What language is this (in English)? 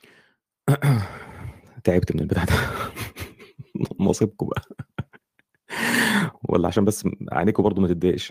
Arabic